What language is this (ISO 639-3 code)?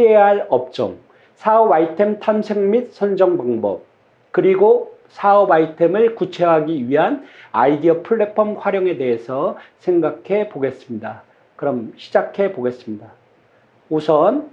kor